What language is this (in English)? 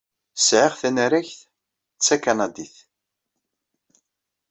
Kabyle